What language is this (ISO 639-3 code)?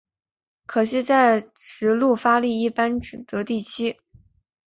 zho